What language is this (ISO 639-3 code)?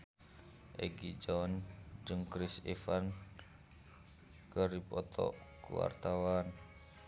sun